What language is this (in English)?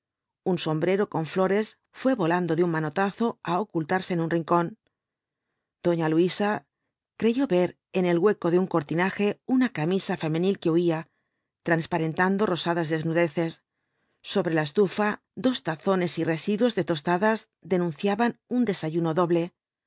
Spanish